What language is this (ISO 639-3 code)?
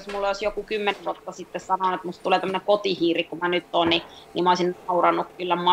fin